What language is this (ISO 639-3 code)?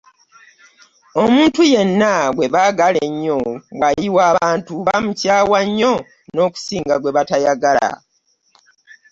lug